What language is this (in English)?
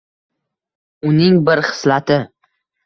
Uzbek